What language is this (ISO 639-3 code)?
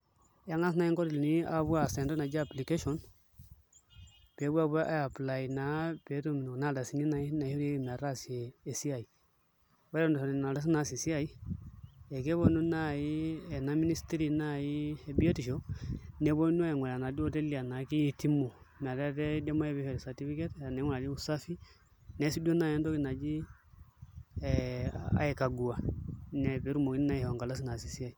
mas